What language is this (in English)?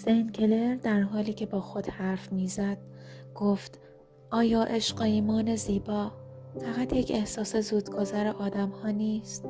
Persian